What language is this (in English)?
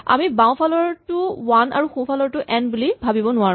Assamese